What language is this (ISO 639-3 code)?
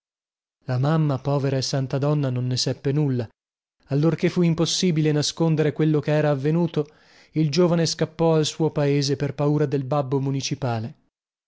ita